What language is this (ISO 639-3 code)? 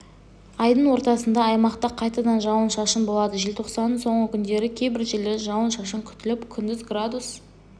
kaz